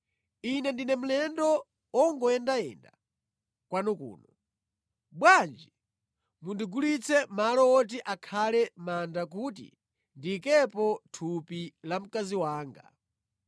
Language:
Nyanja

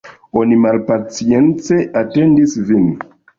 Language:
Esperanto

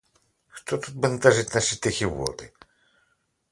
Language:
Ukrainian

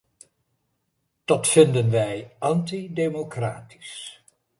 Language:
Dutch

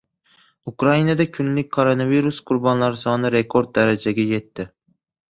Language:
Uzbek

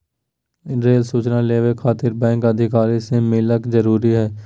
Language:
Magahi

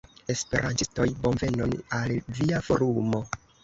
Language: Esperanto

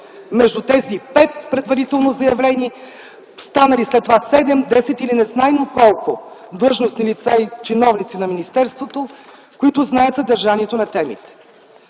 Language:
Bulgarian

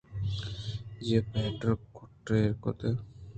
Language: Eastern Balochi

